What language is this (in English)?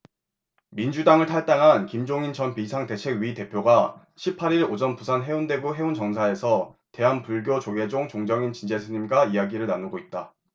Korean